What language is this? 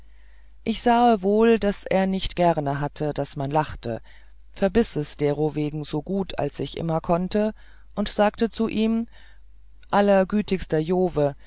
German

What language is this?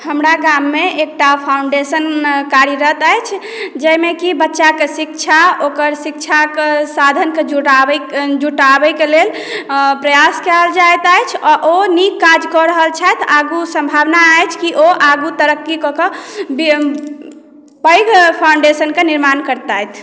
Maithili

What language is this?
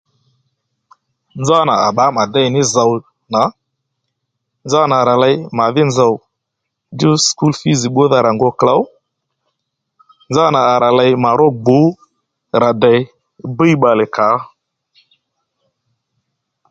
Lendu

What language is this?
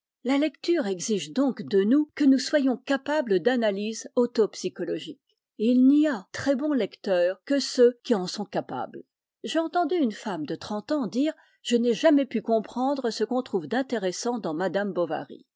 French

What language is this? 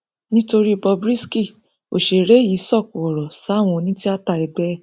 Yoruba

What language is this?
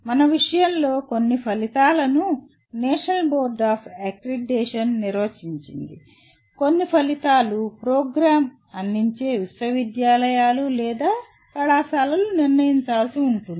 Telugu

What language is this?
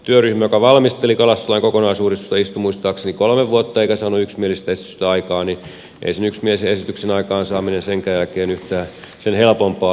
Finnish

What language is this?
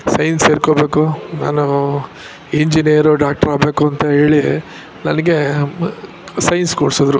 Kannada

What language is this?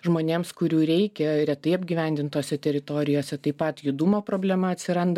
Lithuanian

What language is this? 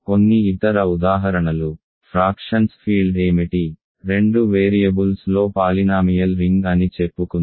Telugu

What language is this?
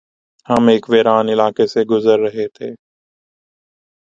Urdu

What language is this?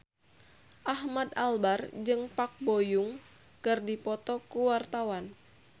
Sundanese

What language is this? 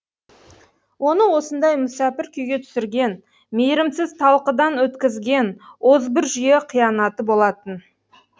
Kazakh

